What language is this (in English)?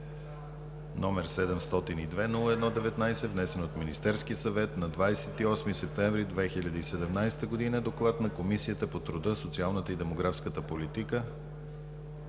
Bulgarian